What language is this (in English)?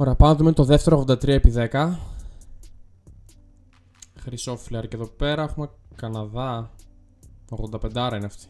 Greek